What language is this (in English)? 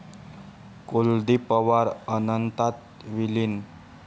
Marathi